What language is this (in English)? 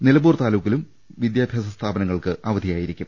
Malayalam